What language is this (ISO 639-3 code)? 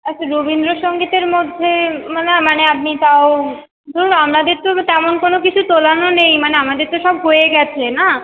ben